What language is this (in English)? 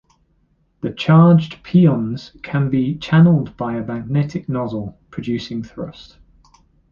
English